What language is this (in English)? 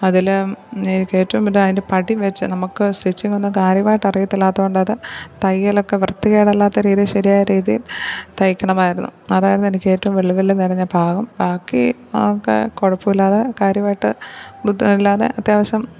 Malayalam